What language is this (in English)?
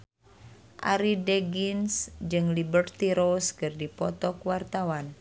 Sundanese